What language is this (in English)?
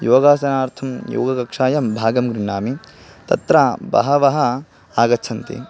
Sanskrit